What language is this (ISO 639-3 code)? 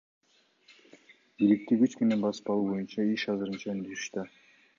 kir